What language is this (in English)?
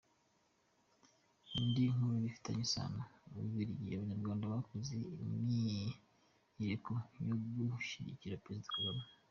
Kinyarwanda